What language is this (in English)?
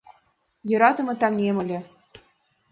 Mari